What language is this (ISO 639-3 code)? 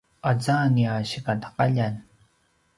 pwn